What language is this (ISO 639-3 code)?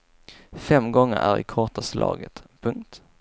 swe